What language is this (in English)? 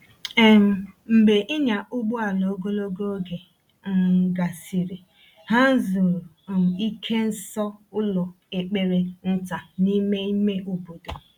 Igbo